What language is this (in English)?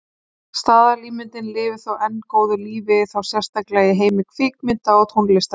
Icelandic